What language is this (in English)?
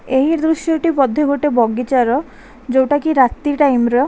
Odia